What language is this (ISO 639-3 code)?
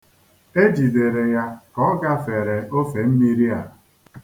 ibo